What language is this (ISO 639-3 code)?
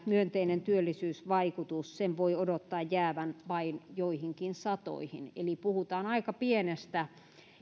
fin